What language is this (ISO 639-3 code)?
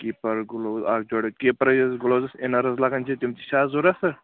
kas